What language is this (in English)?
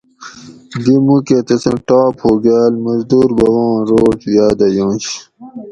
Gawri